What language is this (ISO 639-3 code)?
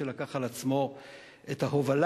heb